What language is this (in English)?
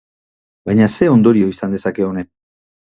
Basque